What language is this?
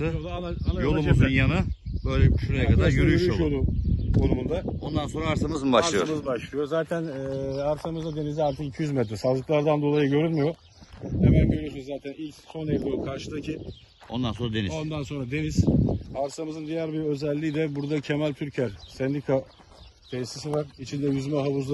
Turkish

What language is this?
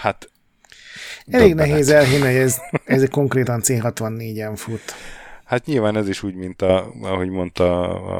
Hungarian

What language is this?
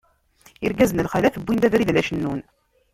Kabyle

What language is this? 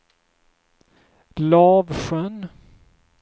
Swedish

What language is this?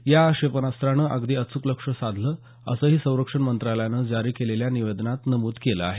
Marathi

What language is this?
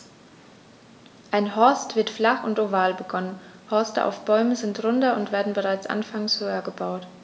German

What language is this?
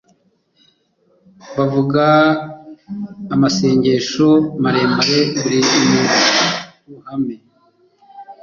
Kinyarwanda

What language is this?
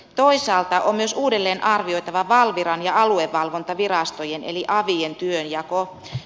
Finnish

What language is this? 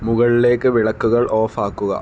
Malayalam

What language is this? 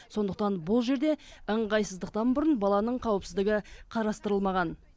Kazakh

